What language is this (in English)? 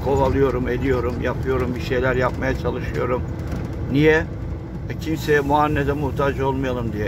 Turkish